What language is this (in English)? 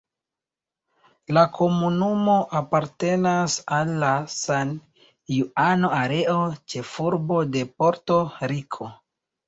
Esperanto